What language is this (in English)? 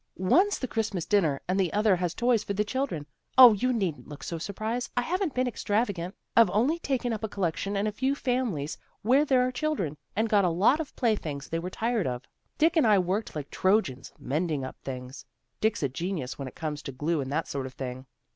English